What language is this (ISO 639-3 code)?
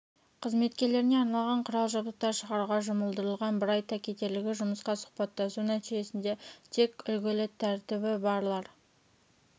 kaz